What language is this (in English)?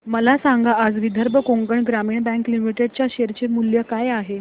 Marathi